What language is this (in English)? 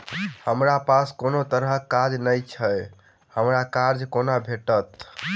Maithili